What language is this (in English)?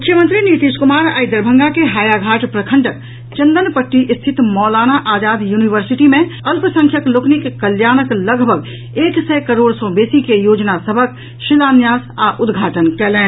Maithili